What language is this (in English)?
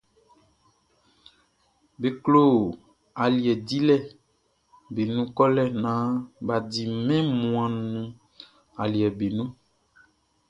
Baoulé